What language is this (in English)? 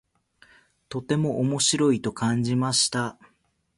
Japanese